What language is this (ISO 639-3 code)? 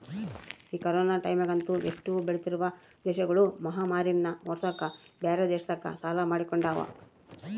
kan